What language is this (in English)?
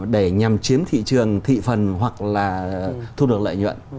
Vietnamese